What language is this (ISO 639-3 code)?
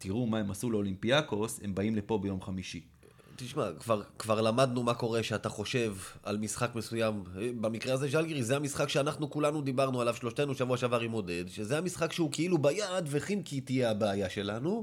heb